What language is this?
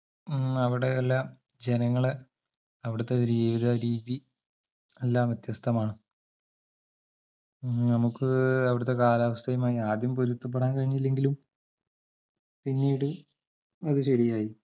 Malayalam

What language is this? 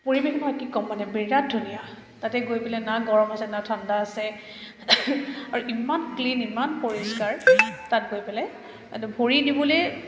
Assamese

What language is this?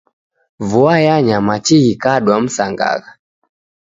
Taita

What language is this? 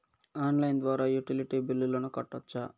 Telugu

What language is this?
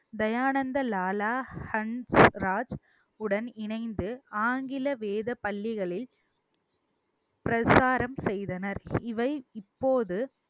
Tamil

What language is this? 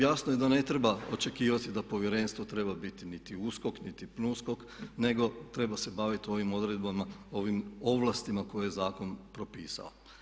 Croatian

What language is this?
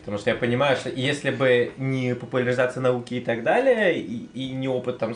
Russian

